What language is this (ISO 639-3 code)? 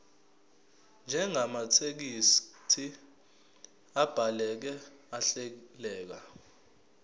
zul